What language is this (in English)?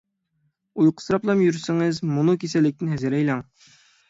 Uyghur